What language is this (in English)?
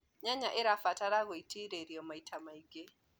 Kikuyu